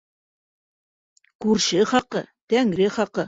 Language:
Bashkir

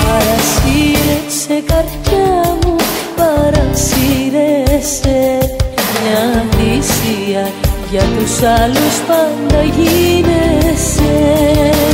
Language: Greek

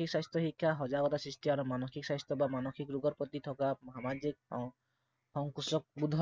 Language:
Assamese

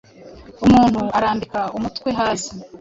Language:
Kinyarwanda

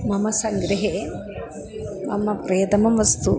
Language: Sanskrit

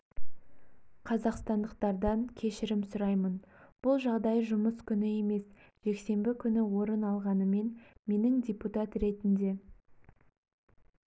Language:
Kazakh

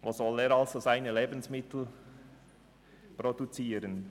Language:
Swiss German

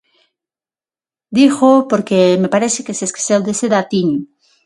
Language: Galician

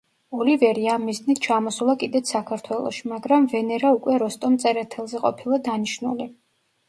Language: Georgian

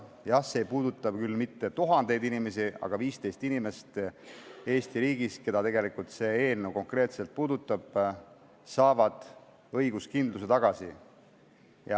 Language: Estonian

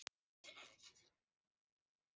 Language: Icelandic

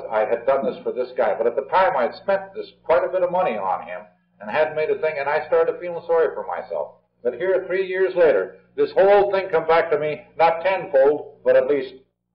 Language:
English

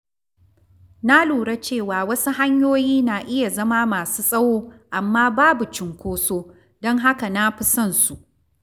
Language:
Hausa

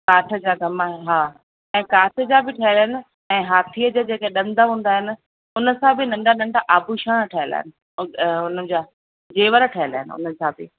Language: Sindhi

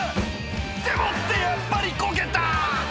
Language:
Japanese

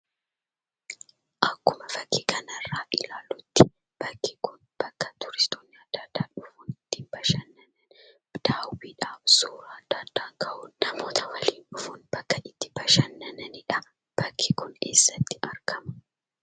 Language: Oromo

